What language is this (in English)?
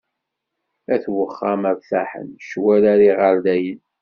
Kabyle